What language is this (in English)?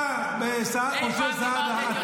Hebrew